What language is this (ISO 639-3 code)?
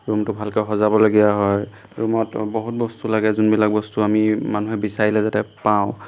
asm